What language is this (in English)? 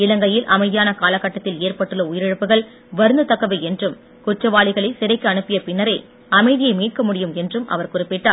Tamil